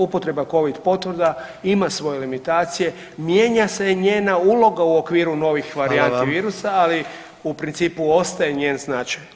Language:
Croatian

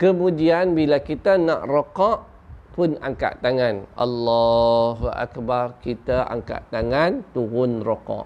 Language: Malay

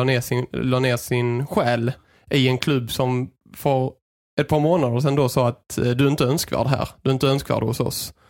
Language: Swedish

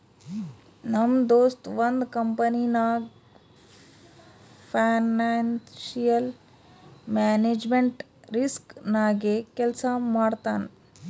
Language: Kannada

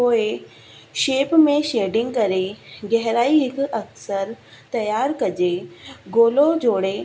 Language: Sindhi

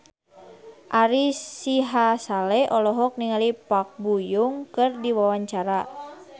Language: Sundanese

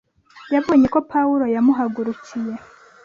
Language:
Kinyarwanda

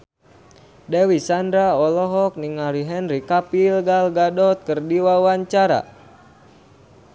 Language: Sundanese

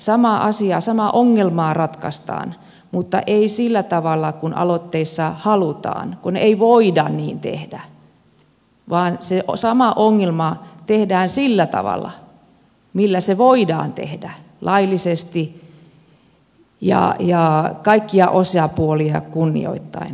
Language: Finnish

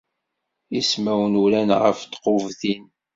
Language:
Kabyle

